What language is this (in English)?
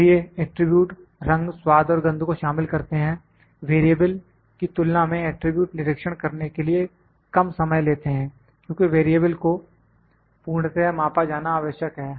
Hindi